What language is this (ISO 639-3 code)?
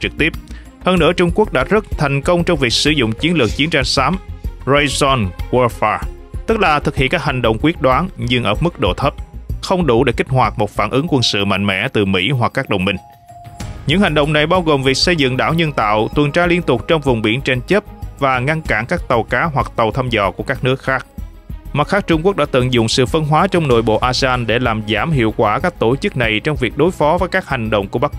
vie